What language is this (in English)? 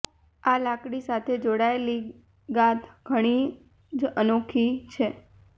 Gujarati